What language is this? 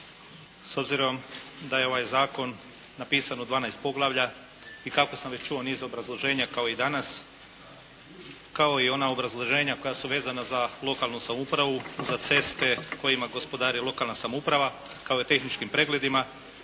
Croatian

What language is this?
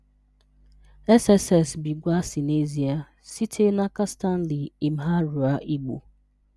Igbo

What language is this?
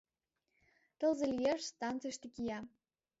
Mari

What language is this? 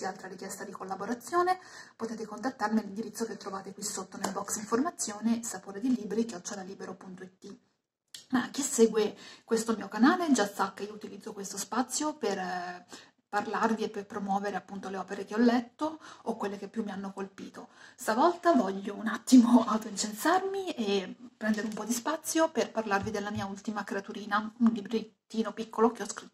Italian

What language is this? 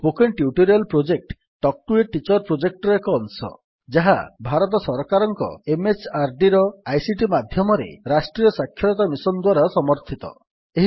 Odia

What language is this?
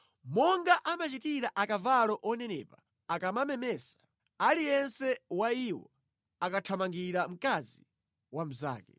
Nyanja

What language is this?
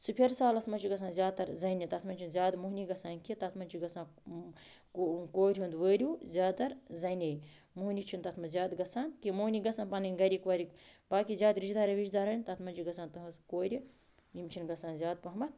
Kashmiri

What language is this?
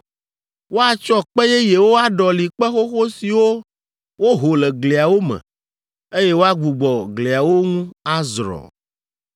Ewe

